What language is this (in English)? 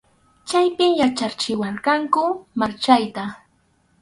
Arequipa-La Unión Quechua